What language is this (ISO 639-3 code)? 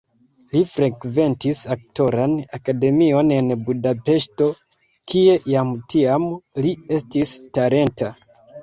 epo